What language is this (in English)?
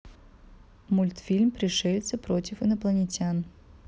Russian